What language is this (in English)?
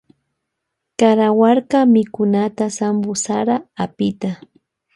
Loja Highland Quichua